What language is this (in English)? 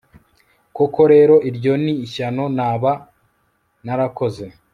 Kinyarwanda